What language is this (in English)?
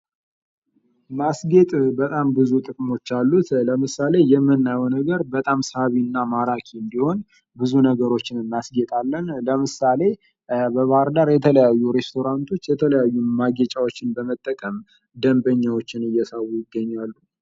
Amharic